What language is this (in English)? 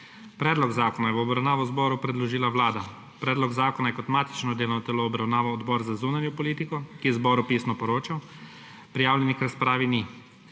Slovenian